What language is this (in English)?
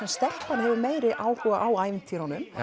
Icelandic